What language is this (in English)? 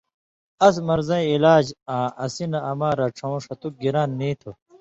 Indus Kohistani